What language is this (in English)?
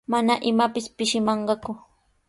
Sihuas Ancash Quechua